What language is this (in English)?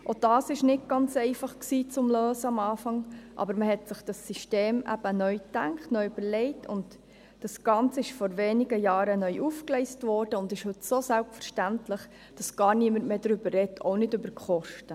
Swiss German